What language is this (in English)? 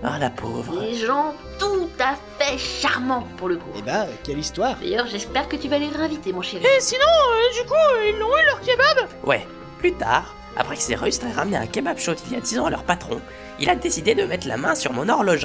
French